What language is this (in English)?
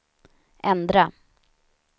Swedish